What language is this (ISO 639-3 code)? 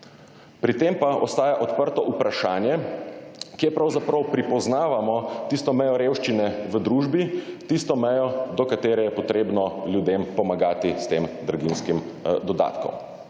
slv